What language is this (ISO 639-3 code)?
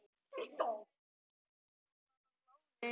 isl